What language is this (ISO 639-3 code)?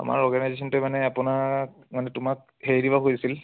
asm